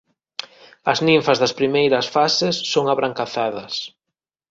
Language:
Galician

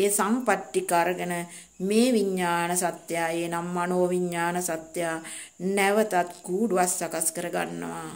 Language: Romanian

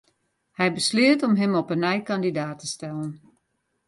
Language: Western Frisian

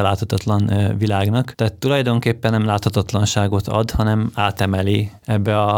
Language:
Hungarian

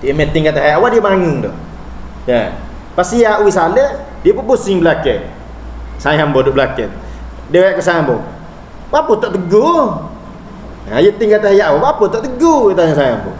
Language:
Malay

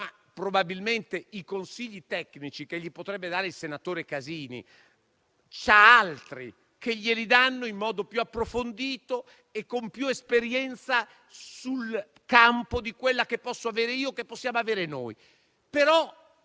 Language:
Italian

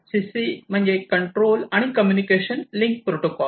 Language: Marathi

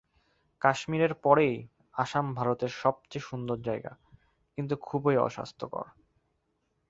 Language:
Bangla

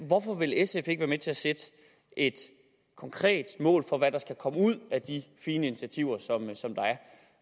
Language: Danish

